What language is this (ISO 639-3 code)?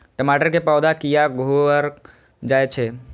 mai